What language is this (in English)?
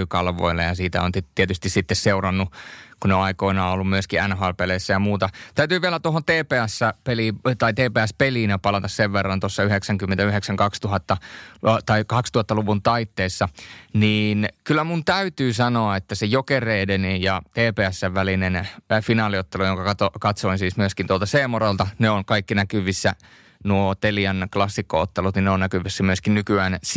Finnish